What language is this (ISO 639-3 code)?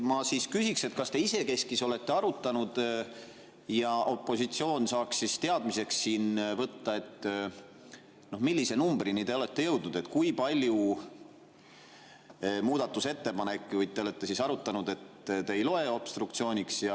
est